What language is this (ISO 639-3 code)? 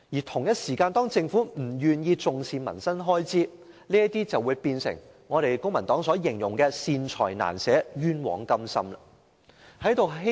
yue